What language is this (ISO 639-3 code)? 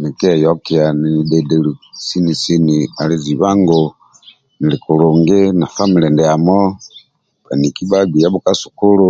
rwm